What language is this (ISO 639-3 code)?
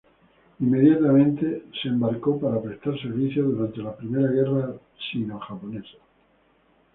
spa